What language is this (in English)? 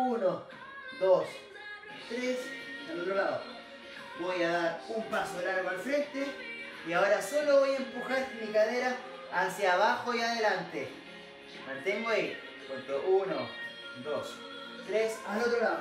Spanish